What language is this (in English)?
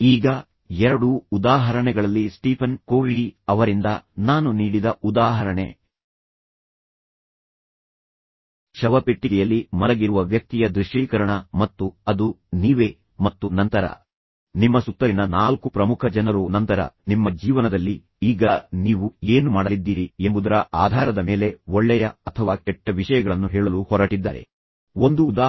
Kannada